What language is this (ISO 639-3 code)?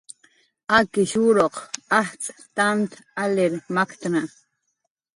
jqr